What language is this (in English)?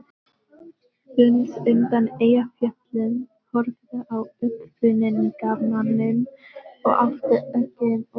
Icelandic